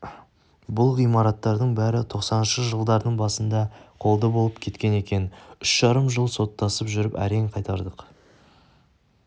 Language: Kazakh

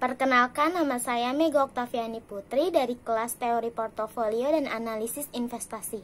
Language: Indonesian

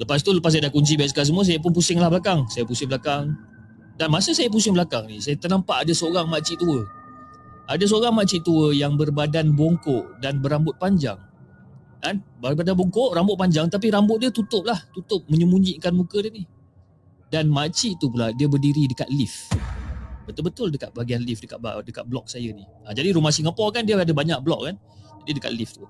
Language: Malay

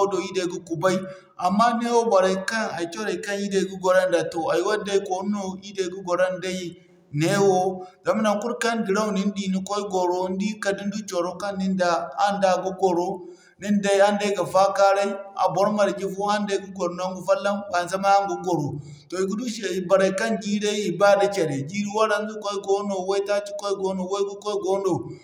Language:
Zarma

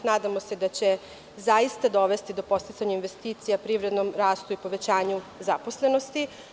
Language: Serbian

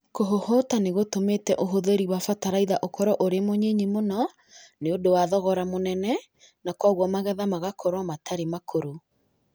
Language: Kikuyu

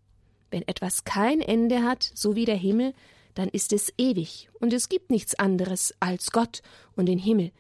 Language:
German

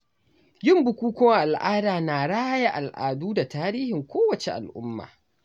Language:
Hausa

